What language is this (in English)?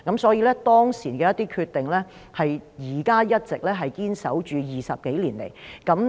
Cantonese